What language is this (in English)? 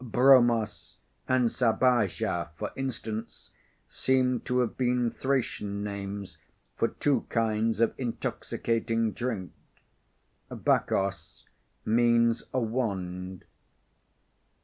English